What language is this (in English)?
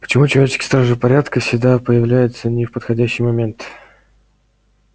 Russian